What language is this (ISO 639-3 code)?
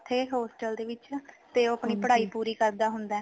pan